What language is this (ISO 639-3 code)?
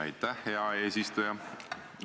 est